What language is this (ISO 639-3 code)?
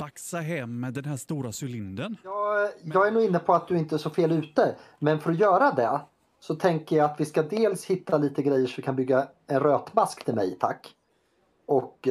swe